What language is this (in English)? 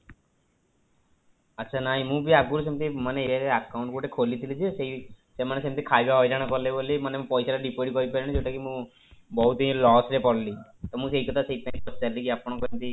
Odia